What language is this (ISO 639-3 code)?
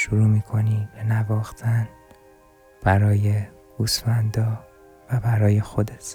fas